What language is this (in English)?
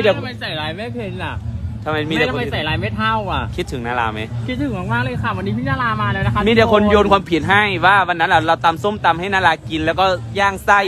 Thai